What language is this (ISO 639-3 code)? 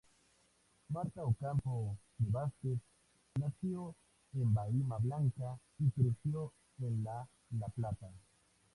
spa